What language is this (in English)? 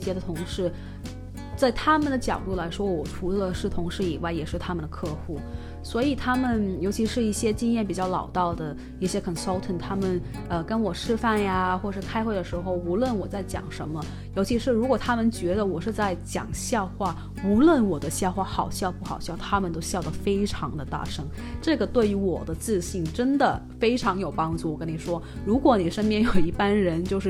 Chinese